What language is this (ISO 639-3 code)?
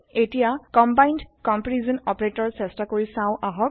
asm